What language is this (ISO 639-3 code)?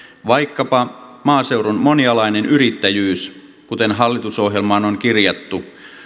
fin